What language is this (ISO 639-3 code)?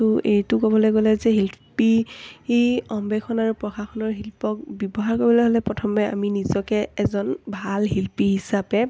asm